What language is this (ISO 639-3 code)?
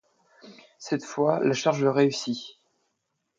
fra